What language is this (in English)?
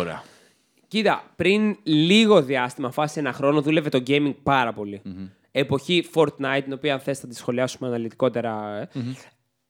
Greek